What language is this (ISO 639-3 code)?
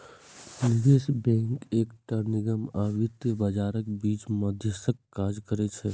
mai